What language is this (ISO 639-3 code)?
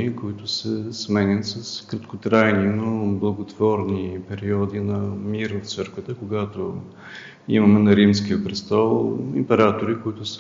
bul